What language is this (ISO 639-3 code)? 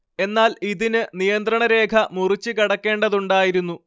mal